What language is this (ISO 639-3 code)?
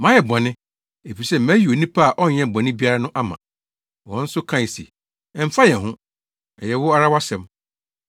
aka